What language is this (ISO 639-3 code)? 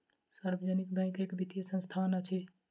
mai